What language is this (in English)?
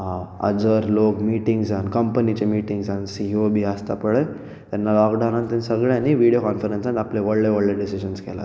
Konkani